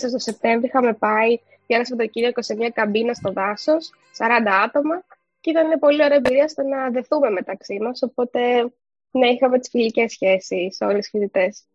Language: Greek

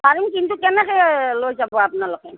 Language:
Assamese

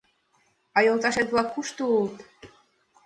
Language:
Mari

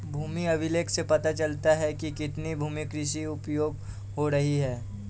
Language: Hindi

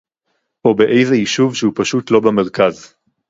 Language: Hebrew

